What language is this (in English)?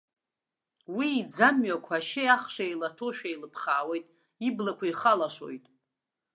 Abkhazian